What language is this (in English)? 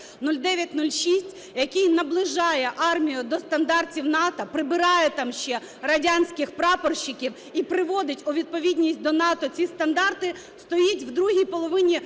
Ukrainian